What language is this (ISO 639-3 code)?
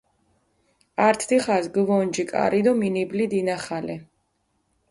xmf